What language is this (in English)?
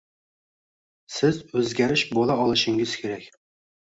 Uzbek